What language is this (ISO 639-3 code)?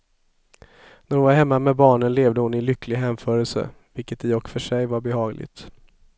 swe